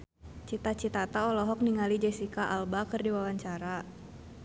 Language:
Sundanese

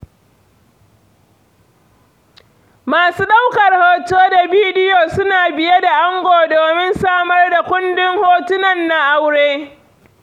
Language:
Hausa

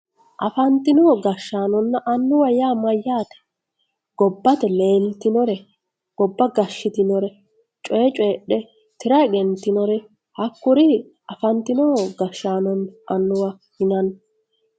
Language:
Sidamo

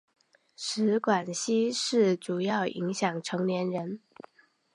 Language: Chinese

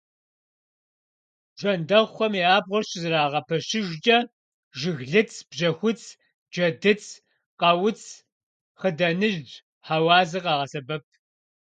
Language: Kabardian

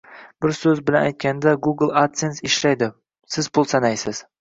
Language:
Uzbek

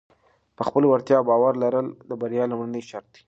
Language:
Pashto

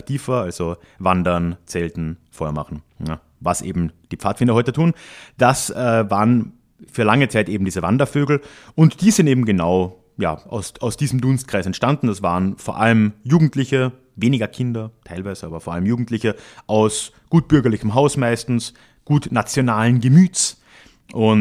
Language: German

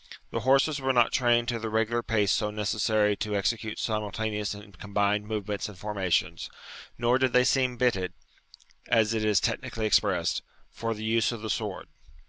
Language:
English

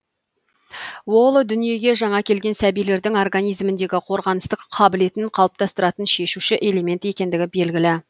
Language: Kazakh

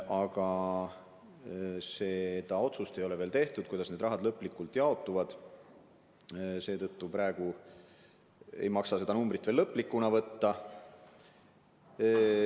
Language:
Estonian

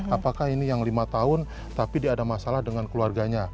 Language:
Indonesian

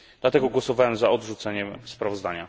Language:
Polish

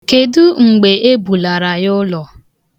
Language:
Igbo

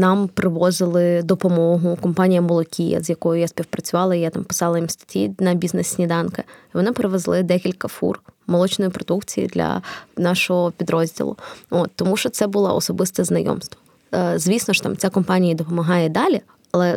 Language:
Ukrainian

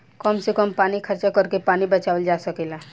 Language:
Bhojpuri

